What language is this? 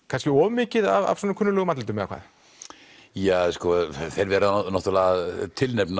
Icelandic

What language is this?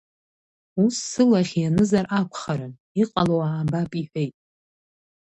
Abkhazian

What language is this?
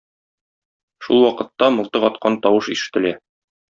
Tatar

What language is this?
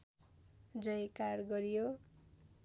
Nepali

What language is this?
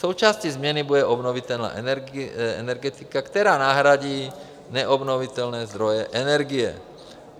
Czech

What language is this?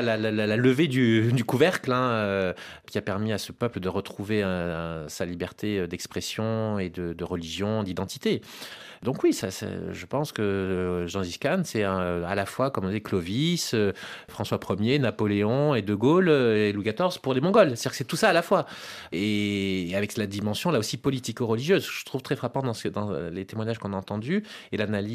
French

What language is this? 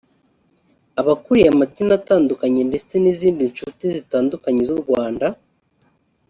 Kinyarwanda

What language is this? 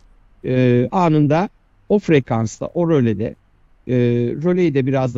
Turkish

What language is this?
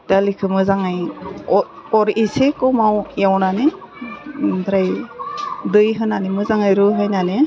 Bodo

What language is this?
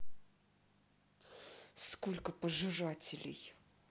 Russian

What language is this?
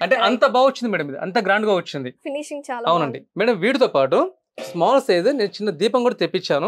Hindi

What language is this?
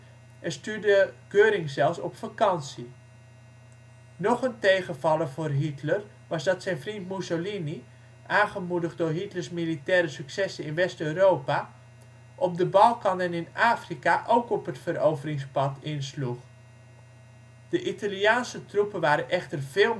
Dutch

